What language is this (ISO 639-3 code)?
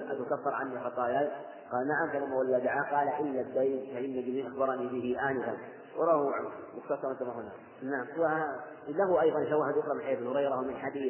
ara